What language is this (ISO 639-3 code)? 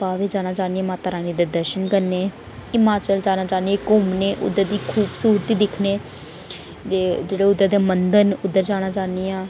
doi